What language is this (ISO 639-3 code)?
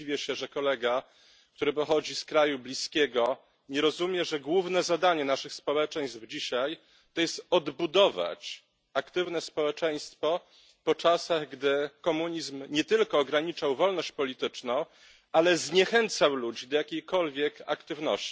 pol